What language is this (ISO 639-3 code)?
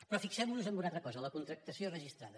cat